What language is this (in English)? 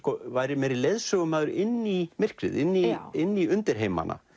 Icelandic